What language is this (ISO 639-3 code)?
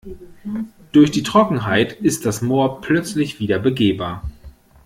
deu